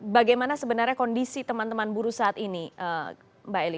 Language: Indonesian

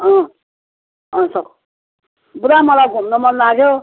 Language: Nepali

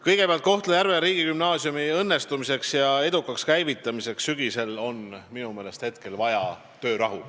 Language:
Estonian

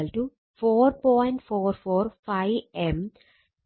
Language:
Malayalam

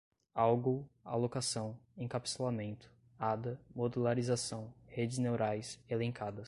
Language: Portuguese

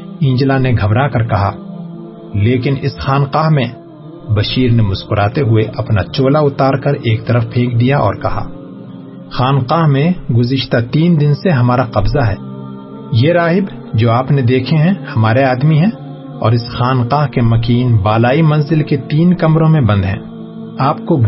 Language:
Urdu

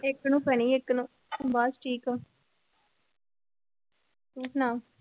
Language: Punjabi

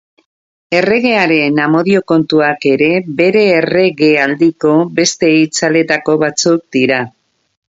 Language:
Basque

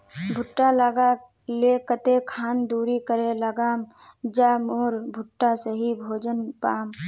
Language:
Magahi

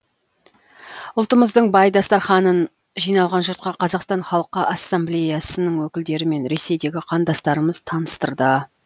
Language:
Kazakh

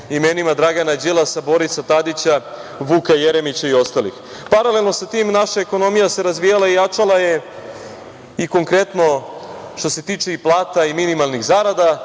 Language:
Serbian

